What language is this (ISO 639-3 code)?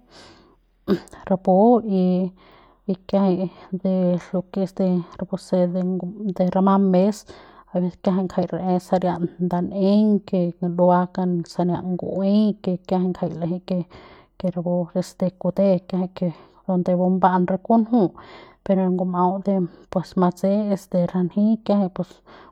pbs